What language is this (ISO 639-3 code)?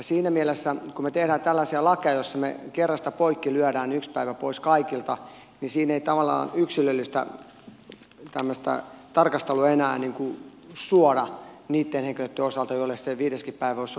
fin